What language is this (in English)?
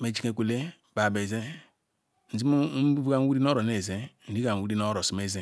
Ikwere